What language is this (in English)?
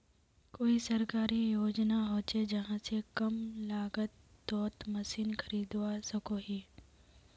Magahi